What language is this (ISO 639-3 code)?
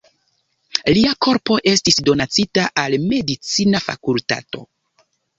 epo